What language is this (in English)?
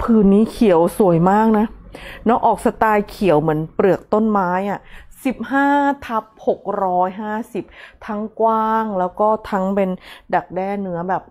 Thai